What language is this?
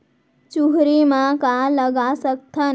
Chhattisgarhi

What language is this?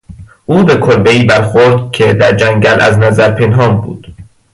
Persian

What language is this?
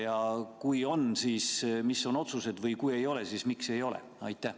Estonian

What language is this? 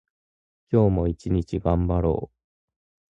Japanese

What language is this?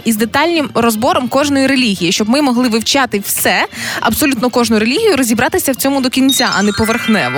Ukrainian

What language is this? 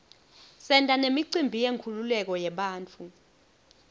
Swati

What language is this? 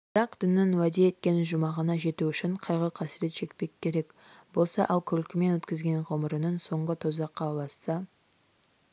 Kazakh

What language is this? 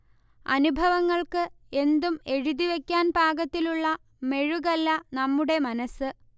Malayalam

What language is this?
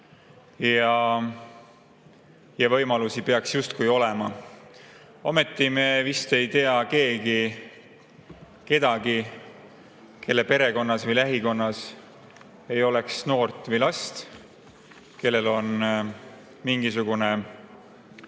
Estonian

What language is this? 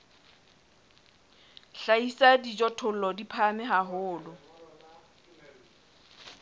Southern Sotho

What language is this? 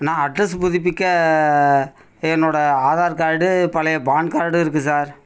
Tamil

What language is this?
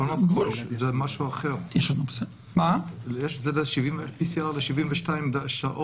Hebrew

